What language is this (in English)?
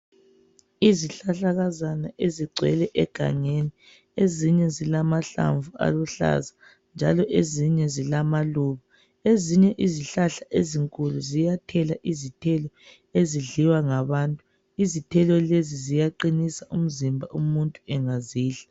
North Ndebele